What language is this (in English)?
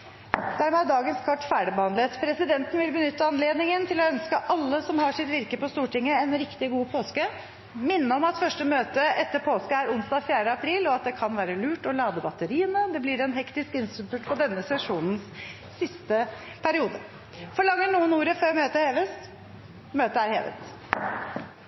Norwegian Bokmål